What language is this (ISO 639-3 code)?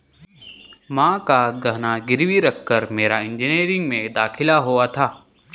hin